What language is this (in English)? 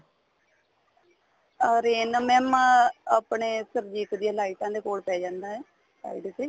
Punjabi